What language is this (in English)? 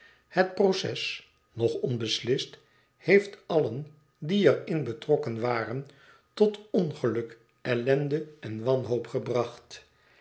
Dutch